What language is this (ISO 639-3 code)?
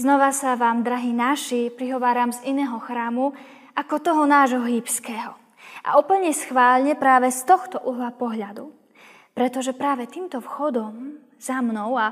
slk